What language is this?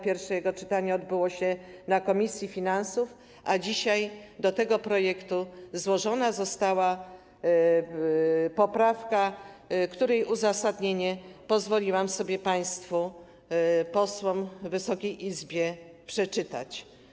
Polish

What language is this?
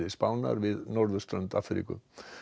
Icelandic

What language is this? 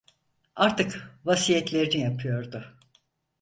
Turkish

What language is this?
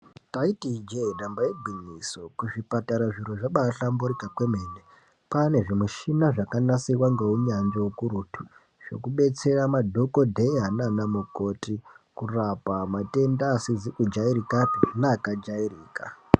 Ndau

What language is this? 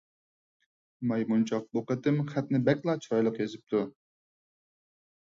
Uyghur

